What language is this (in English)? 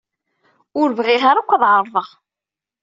Kabyle